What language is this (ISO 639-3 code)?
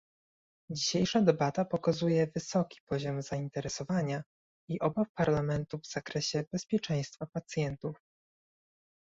pol